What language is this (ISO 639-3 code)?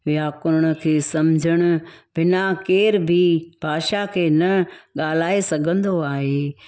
snd